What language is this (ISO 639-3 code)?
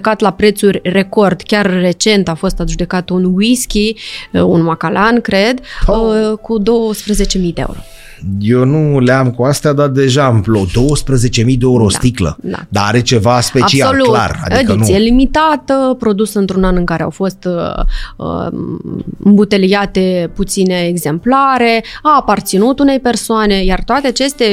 ron